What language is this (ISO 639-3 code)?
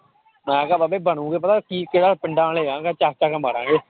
pan